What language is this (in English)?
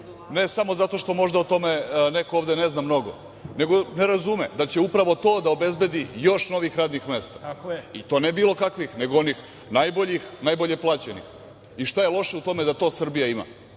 Serbian